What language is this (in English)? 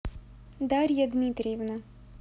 Russian